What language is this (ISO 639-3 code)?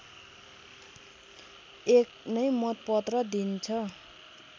nep